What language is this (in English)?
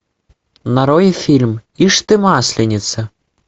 Russian